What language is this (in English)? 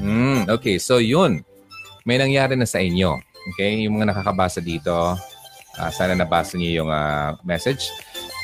Filipino